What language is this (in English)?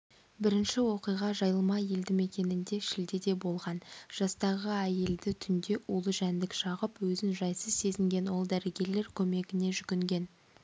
Kazakh